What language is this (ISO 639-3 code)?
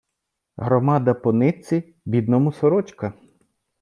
ukr